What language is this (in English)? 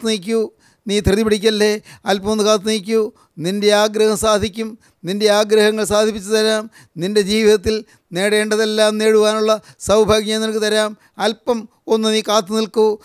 Malayalam